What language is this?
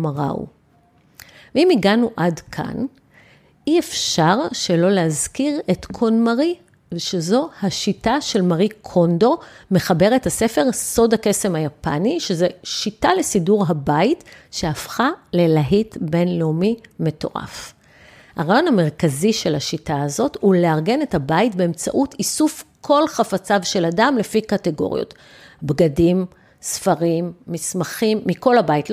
Hebrew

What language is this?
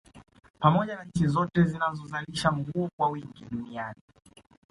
Swahili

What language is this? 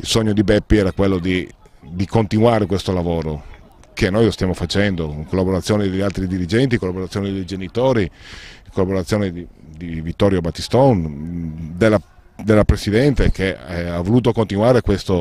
Italian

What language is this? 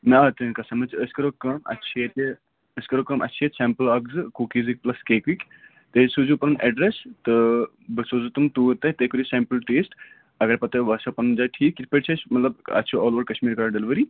Kashmiri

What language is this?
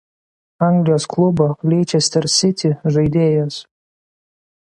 Lithuanian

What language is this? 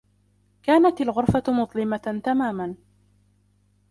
Arabic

